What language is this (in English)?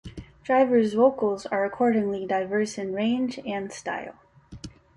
English